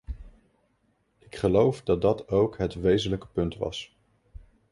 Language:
Dutch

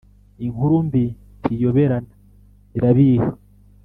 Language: Kinyarwanda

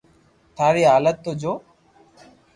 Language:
Loarki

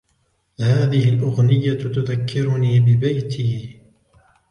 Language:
Arabic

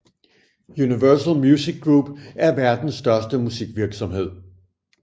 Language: Danish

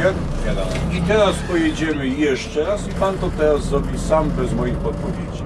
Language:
Polish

